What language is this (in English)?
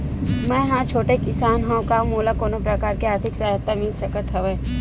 Chhattisgarhi